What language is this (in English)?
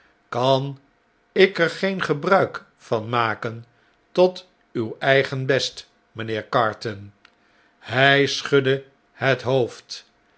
Dutch